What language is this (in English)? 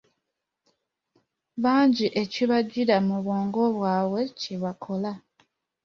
Ganda